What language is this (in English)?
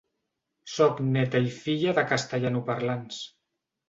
Catalan